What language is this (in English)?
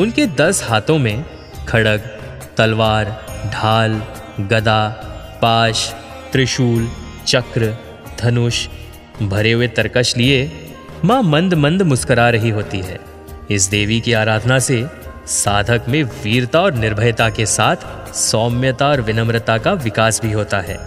Hindi